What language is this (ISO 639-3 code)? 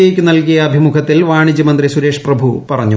mal